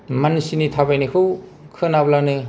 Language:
Bodo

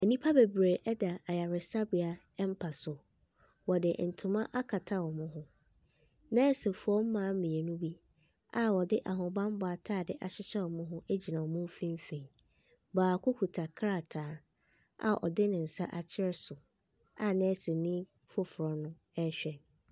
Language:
Akan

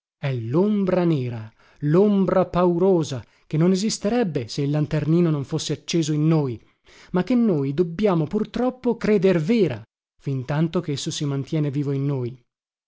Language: Italian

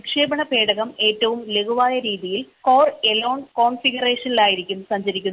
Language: Malayalam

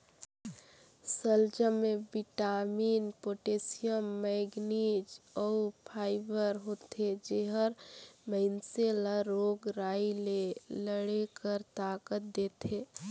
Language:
Chhattisgarhi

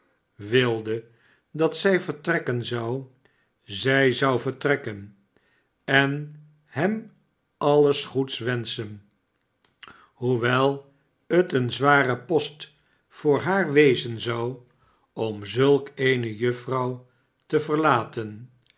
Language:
Dutch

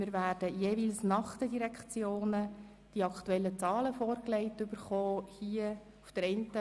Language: Swiss German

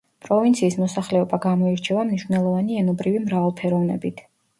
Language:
Georgian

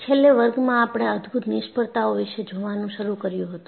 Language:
Gujarati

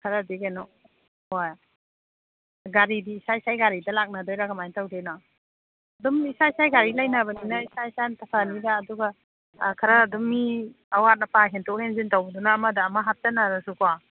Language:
Manipuri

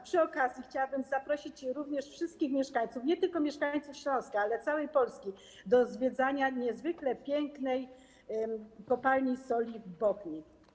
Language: Polish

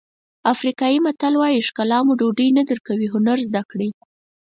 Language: Pashto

